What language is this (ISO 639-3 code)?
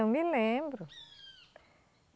por